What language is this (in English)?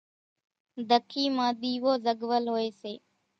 Kachi Koli